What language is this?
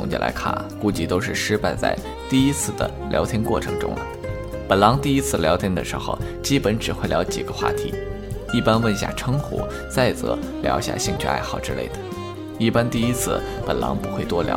Chinese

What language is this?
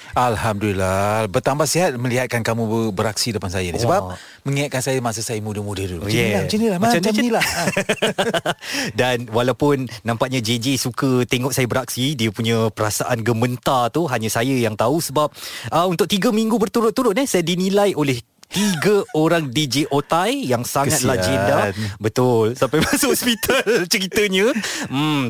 Malay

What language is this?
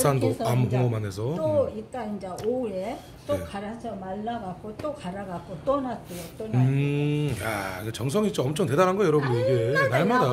Korean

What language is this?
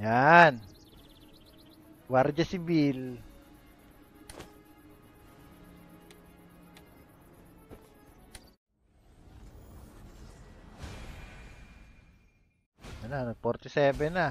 Filipino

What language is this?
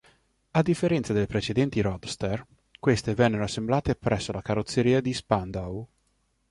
Italian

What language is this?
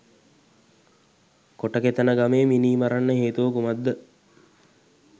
Sinhala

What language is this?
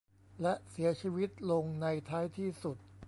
Thai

